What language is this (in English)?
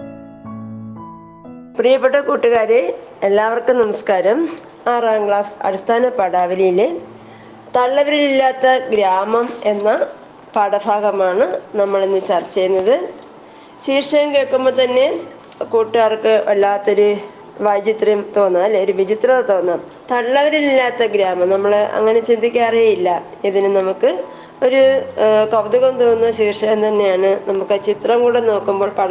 Malayalam